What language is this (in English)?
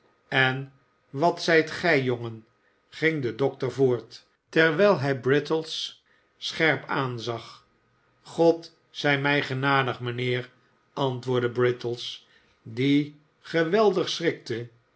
Dutch